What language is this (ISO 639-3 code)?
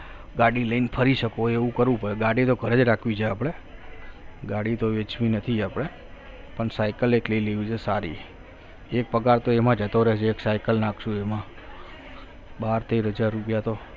guj